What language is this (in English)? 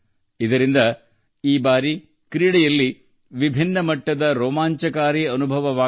Kannada